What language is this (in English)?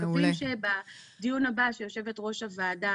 Hebrew